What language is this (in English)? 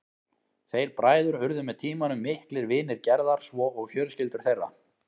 Icelandic